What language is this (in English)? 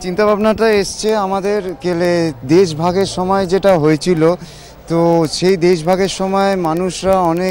Hindi